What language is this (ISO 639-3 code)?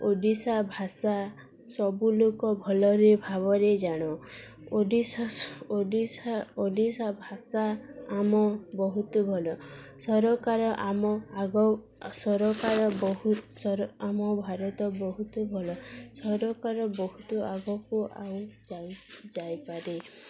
ori